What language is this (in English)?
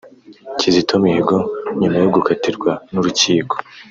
Kinyarwanda